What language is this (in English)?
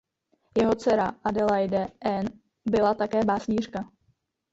Czech